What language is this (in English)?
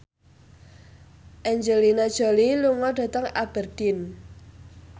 Javanese